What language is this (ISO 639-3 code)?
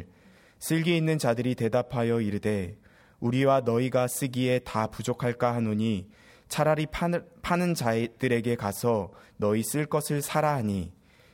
kor